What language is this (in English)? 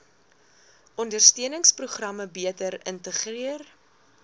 Afrikaans